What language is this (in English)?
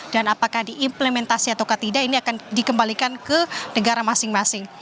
Indonesian